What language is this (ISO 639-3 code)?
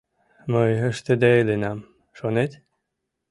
chm